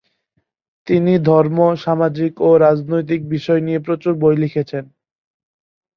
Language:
Bangla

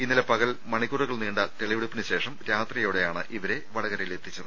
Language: Malayalam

